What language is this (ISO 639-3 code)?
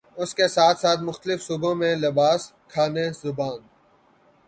urd